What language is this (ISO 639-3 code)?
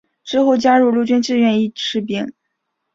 zho